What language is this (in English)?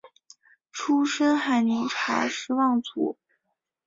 Chinese